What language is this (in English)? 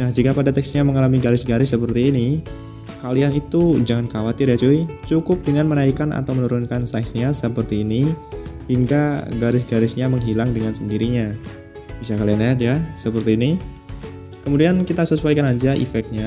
Indonesian